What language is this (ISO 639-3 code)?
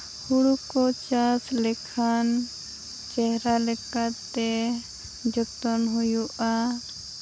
sat